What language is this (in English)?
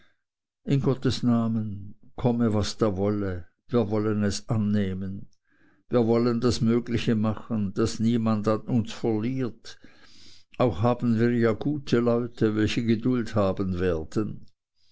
German